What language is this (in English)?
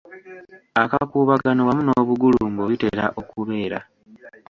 Ganda